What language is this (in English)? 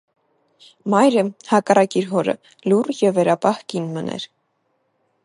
Armenian